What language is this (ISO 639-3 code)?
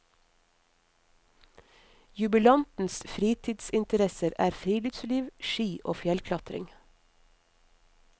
nor